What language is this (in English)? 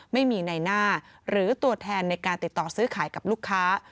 Thai